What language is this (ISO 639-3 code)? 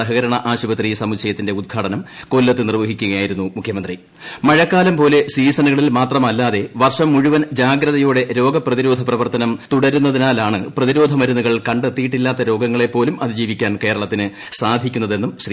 mal